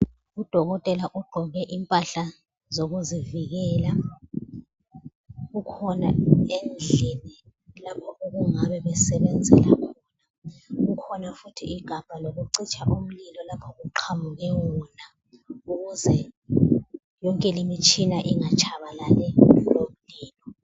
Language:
North Ndebele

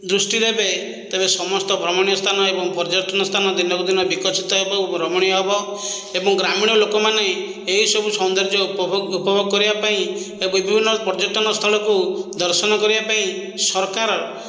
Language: Odia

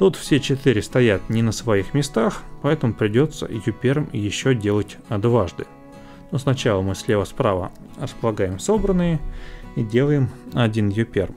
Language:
Russian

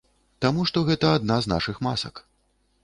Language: Belarusian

